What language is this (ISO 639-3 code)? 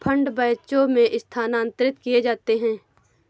hin